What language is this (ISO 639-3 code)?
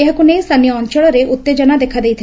ori